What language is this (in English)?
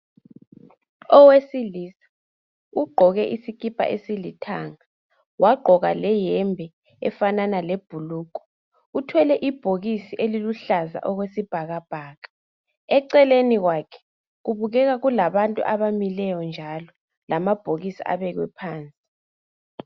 North Ndebele